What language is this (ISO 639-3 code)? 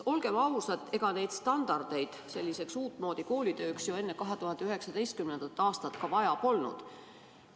est